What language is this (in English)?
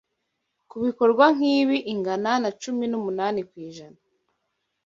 Kinyarwanda